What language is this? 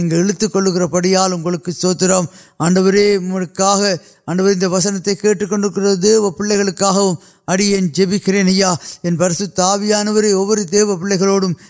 Urdu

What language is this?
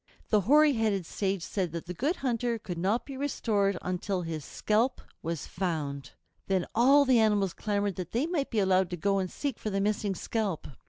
English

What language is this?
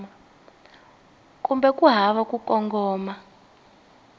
Tsonga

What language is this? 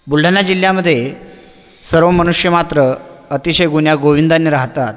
Marathi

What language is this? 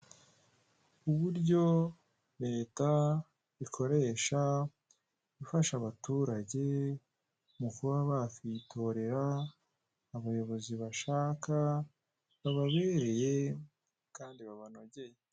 Kinyarwanda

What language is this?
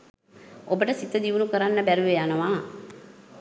Sinhala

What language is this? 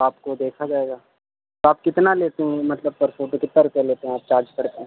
Urdu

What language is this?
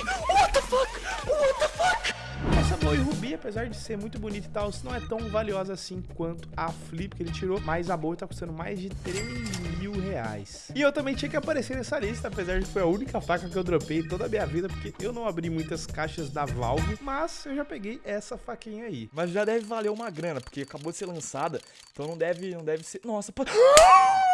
Portuguese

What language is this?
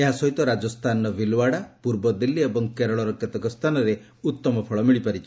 Odia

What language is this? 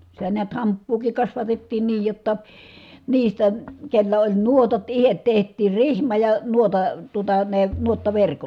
Finnish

